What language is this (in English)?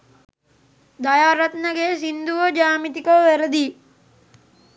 Sinhala